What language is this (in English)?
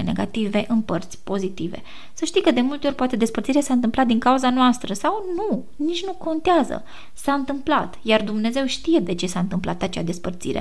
Romanian